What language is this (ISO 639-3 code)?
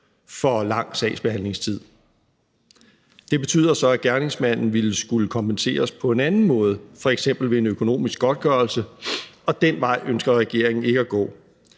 dan